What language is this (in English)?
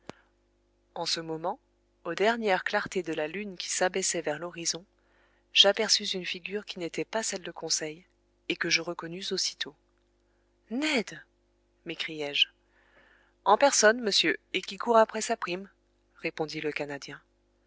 French